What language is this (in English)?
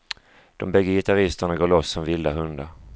Swedish